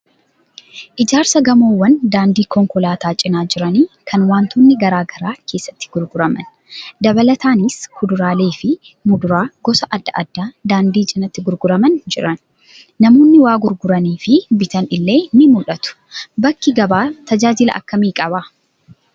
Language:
Oromo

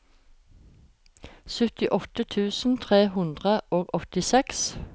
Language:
Norwegian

